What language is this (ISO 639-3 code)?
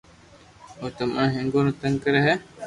lrk